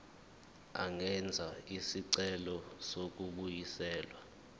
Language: Zulu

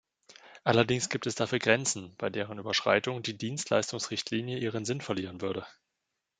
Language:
German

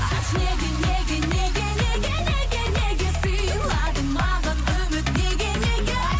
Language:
Kazakh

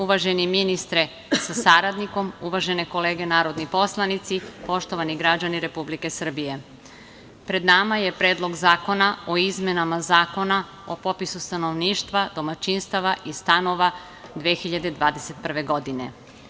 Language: Serbian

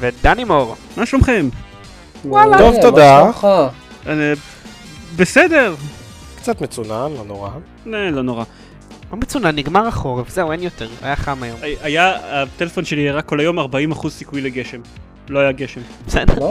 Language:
Hebrew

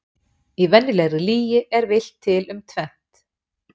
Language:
Icelandic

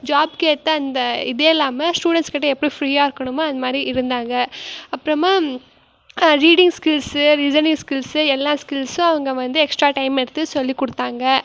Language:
Tamil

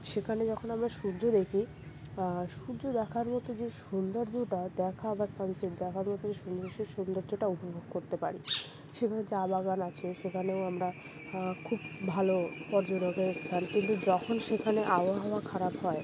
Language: Bangla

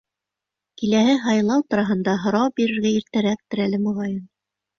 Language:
Bashkir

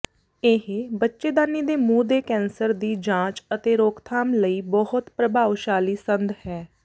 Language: Punjabi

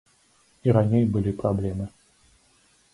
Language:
Belarusian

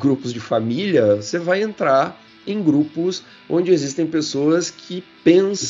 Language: Portuguese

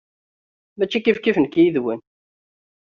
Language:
Kabyle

